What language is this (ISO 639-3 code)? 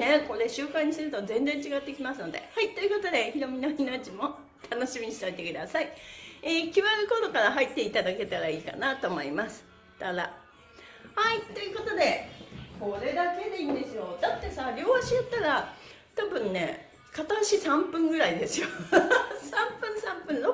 jpn